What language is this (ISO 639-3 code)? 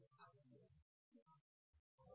mar